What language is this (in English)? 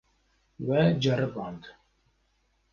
Kurdish